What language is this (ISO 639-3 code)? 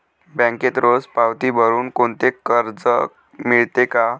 mar